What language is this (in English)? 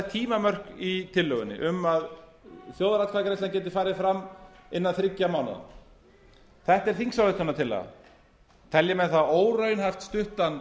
Icelandic